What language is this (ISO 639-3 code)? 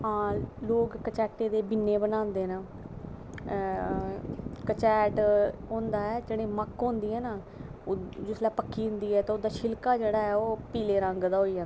doi